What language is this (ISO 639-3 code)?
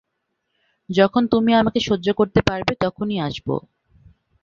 ben